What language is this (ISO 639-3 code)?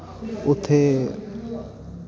doi